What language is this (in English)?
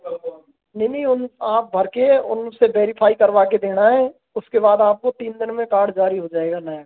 Hindi